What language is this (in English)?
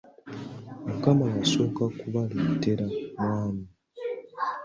Ganda